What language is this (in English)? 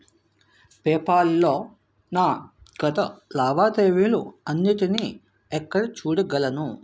Telugu